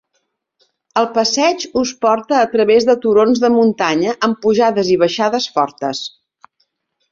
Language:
Catalan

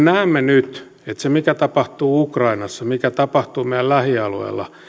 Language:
Finnish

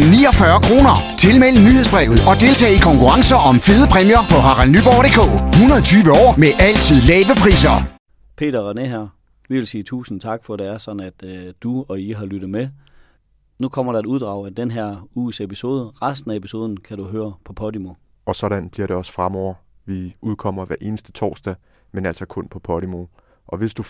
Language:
Danish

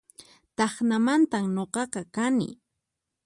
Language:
Puno Quechua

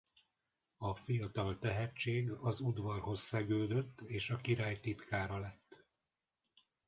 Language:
Hungarian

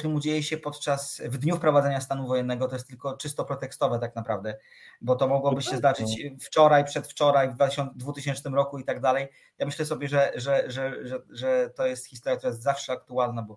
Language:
Polish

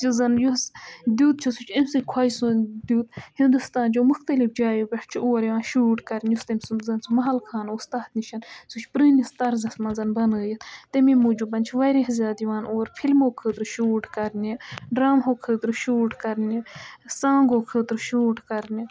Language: Kashmiri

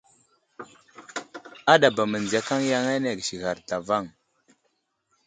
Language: Wuzlam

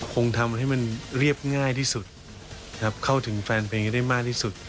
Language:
Thai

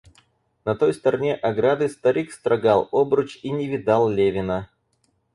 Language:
Russian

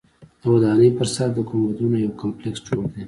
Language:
Pashto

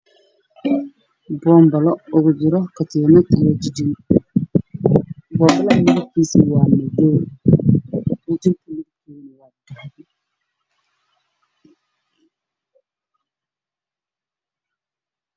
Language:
Somali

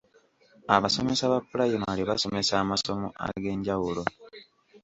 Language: Ganda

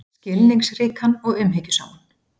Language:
Icelandic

